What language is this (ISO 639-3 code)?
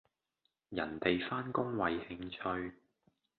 yue